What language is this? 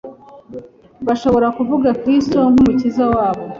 Kinyarwanda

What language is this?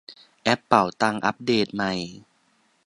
Thai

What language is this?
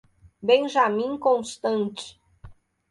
Portuguese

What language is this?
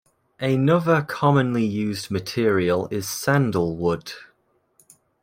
English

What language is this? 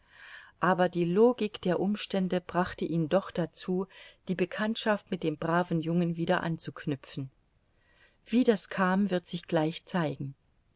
German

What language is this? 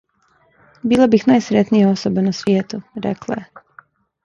Serbian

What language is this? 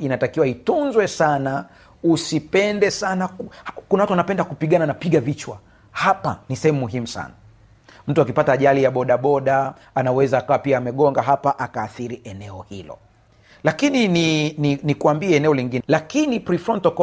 Swahili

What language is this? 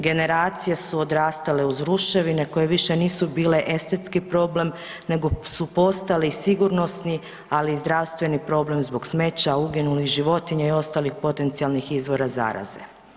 Croatian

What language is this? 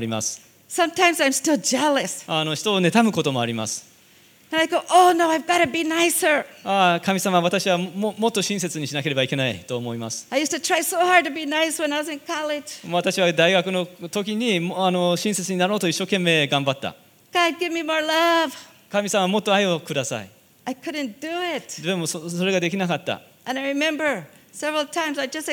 Japanese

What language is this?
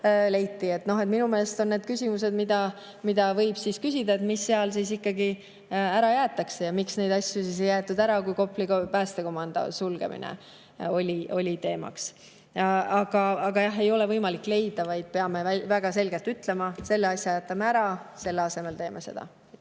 Estonian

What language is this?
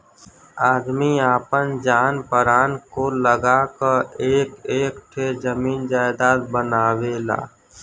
Bhojpuri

